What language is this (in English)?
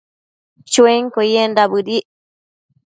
Matsés